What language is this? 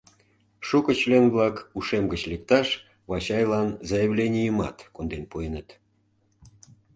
Mari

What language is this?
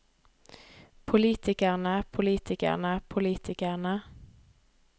Norwegian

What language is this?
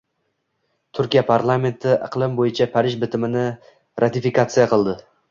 Uzbek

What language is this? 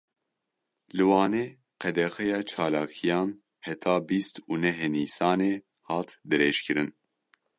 Kurdish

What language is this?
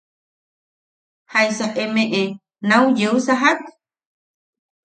Yaqui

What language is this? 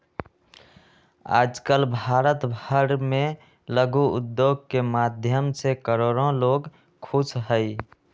Magahi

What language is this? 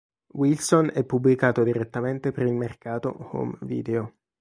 Italian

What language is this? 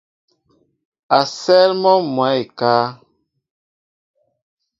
Mbo (Cameroon)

